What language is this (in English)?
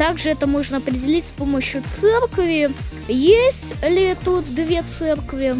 Russian